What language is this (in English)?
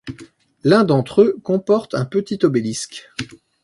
French